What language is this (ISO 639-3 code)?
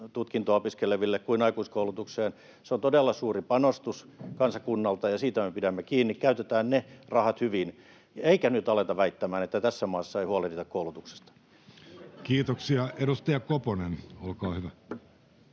fin